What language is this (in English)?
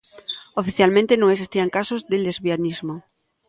Galician